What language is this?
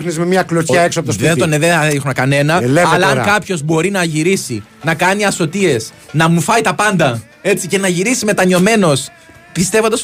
Greek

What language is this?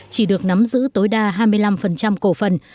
Vietnamese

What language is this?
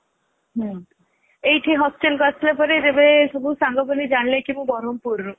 Odia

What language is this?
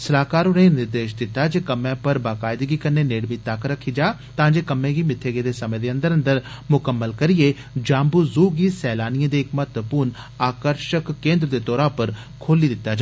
Dogri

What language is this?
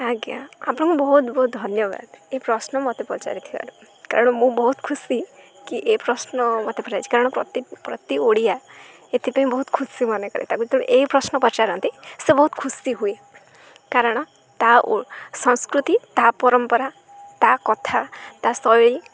Odia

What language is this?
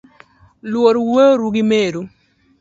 Luo (Kenya and Tanzania)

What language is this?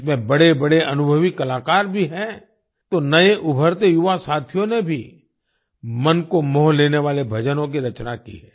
Hindi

